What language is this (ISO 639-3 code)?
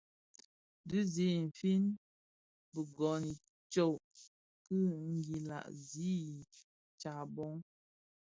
ksf